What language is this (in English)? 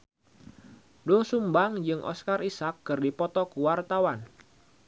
Sundanese